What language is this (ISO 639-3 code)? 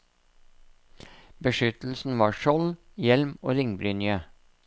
nor